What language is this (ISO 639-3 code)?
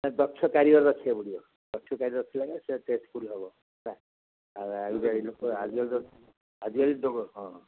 ori